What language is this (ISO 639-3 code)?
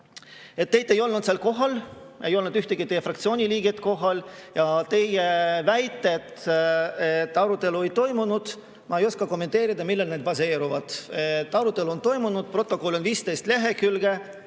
est